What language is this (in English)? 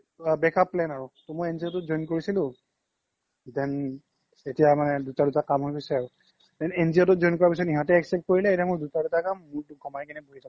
Assamese